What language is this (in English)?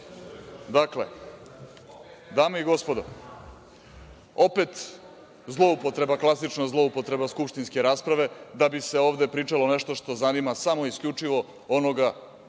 Serbian